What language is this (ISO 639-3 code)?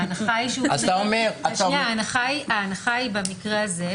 heb